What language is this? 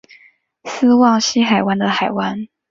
Chinese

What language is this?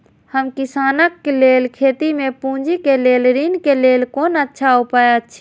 Maithili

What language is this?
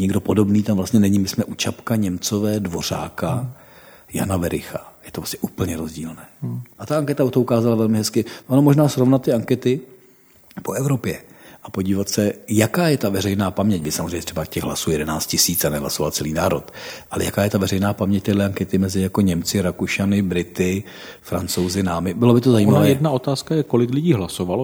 Czech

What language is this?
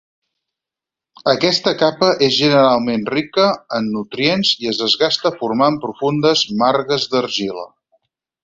Catalan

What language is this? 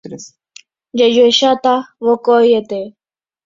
Guarani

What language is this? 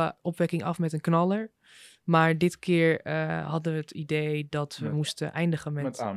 Dutch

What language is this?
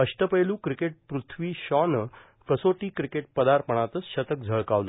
Marathi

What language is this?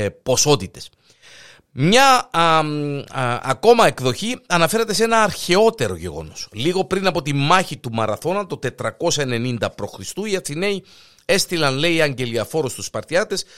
Greek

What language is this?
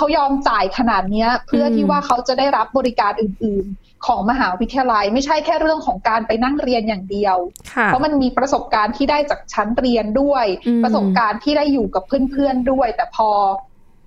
Thai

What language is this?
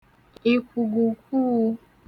Igbo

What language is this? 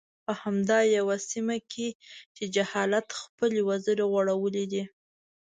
Pashto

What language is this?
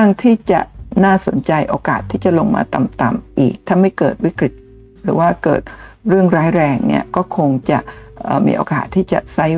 Thai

